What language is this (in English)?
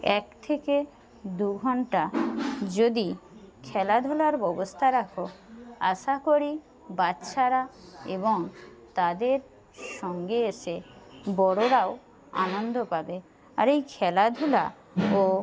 Bangla